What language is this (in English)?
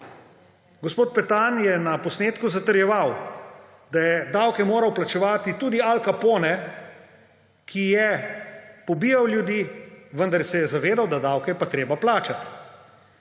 Slovenian